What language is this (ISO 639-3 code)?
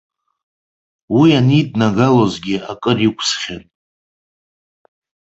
abk